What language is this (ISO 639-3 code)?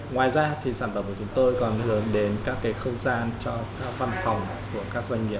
vie